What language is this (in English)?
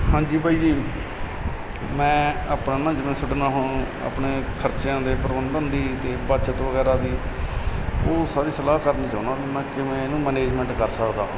Punjabi